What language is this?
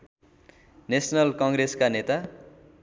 Nepali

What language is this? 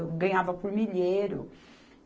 Portuguese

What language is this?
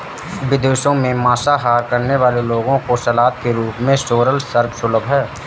Hindi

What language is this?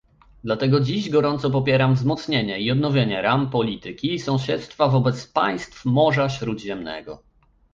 Polish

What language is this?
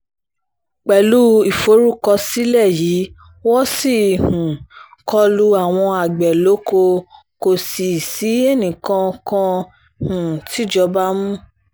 Yoruba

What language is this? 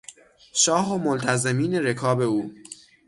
Persian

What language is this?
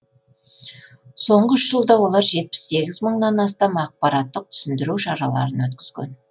Kazakh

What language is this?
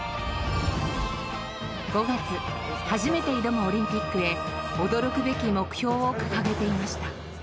Japanese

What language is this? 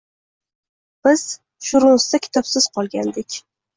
Uzbek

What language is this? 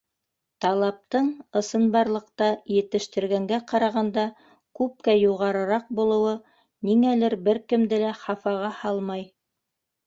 Bashkir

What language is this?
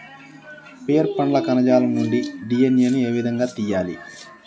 Telugu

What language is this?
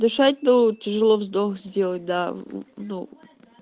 Russian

